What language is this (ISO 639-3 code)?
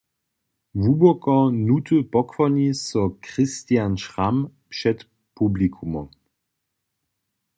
hsb